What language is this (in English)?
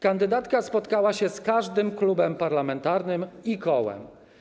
Polish